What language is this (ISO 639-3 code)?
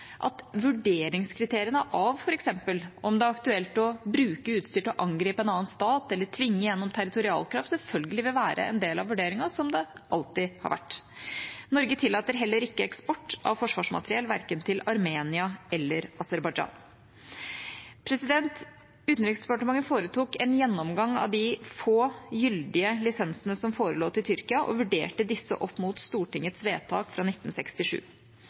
nob